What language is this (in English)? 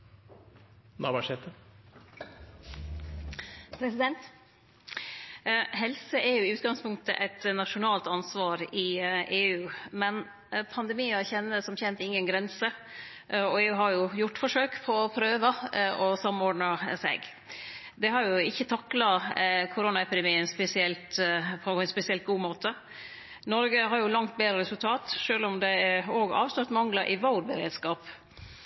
Norwegian Nynorsk